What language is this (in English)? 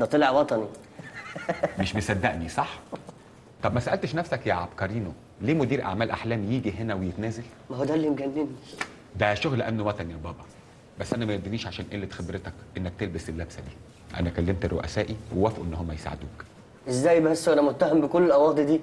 Arabic